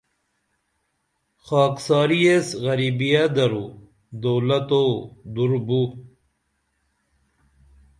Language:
Dameli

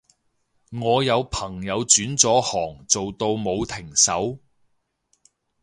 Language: Cantonese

